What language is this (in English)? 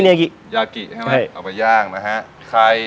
Thai